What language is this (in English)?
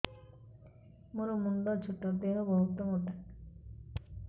Odia